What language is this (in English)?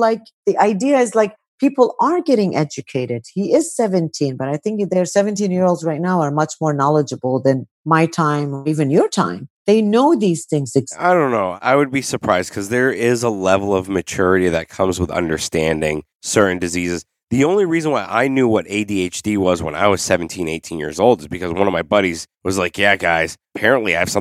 English